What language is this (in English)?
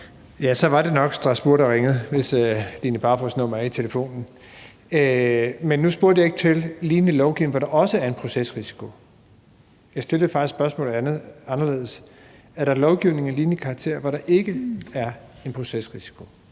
Danish